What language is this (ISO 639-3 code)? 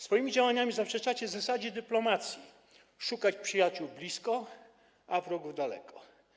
pol